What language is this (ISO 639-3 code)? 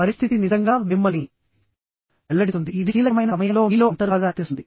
tel